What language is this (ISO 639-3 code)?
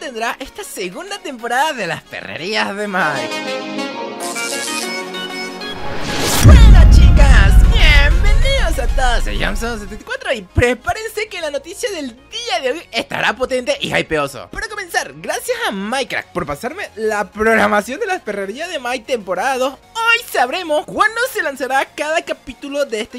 spa